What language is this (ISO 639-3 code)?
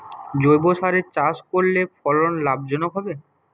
ben